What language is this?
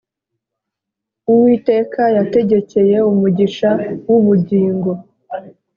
Kinyarwanda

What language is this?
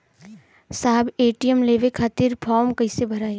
Bhojpuri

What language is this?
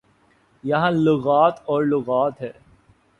Urdu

